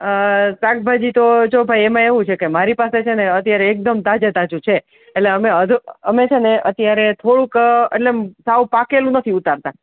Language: Gujarati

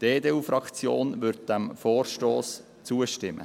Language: Swiss German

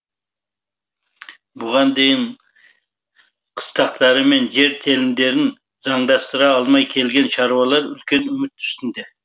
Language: Kazakh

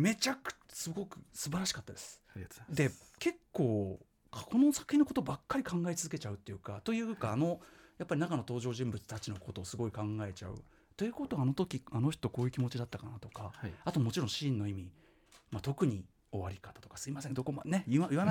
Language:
Japanese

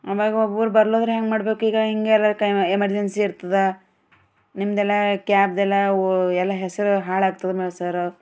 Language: Kannada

